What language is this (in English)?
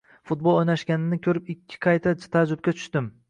Uzbek